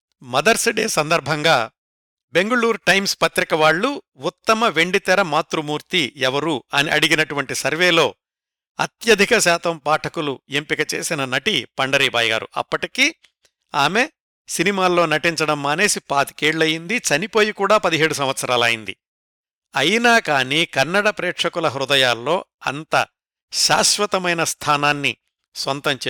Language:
Telugu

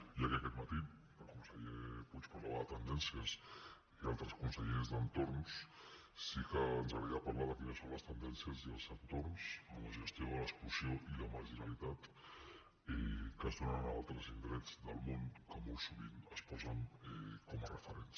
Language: Catalan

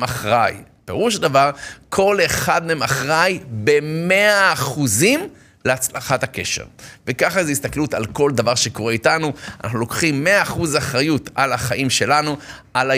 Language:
Hebrew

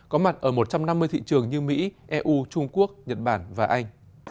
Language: Vietnamese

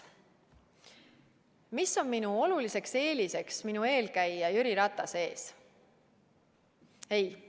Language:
Estonian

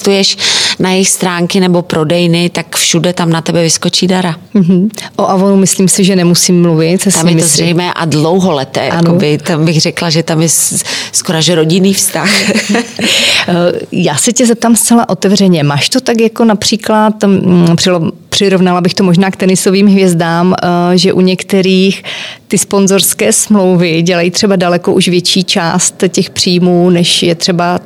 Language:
Czech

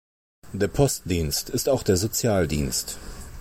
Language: German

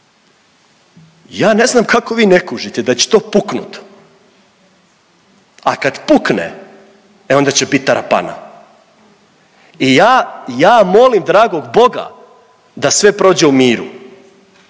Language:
Croatian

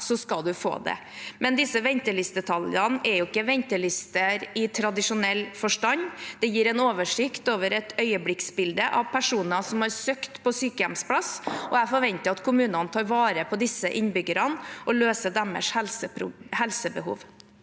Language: Norwegian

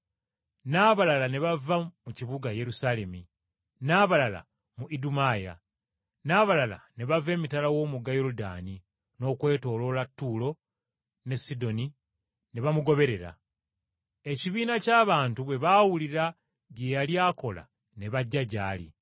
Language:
Ganda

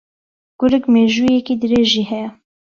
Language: Central Kurdish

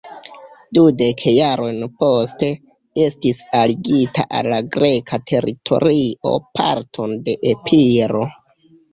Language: Esperanto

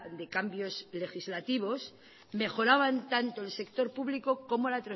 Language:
Spanish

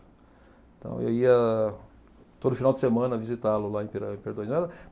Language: Portuguese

